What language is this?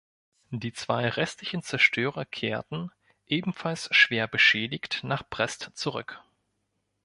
German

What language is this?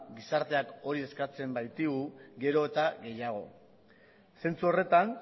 Basque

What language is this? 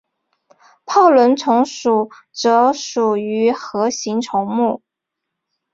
Chinese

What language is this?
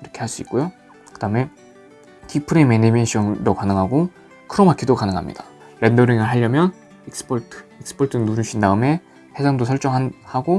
Korean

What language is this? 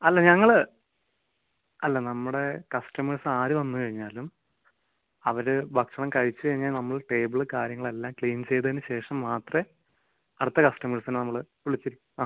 Malayalam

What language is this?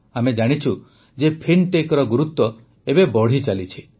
Odia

